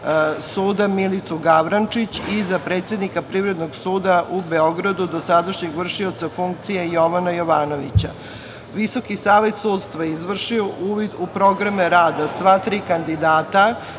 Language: Serbian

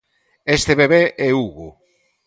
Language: Galician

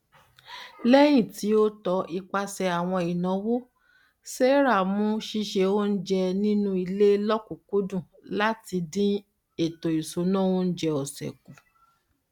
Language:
Yoruba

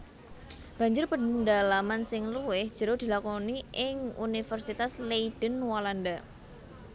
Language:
Javanese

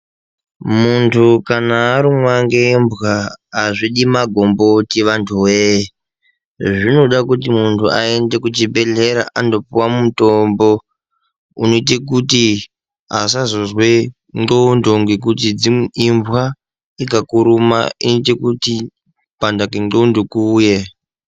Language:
Ndau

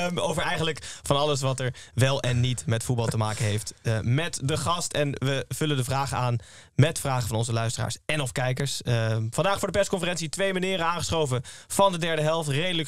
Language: Dutch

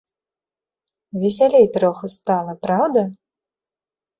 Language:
Belarusian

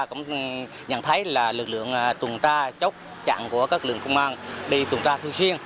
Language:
Vietnamese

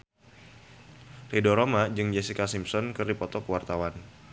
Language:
Sundanese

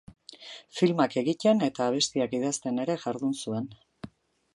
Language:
Basque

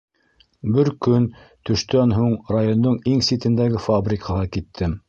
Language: Bashkir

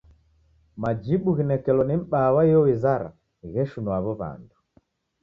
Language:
Taita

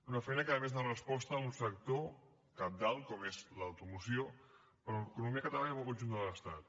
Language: Catalan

